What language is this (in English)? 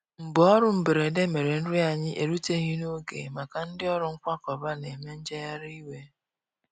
Igbo